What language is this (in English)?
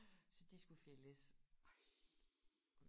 Danish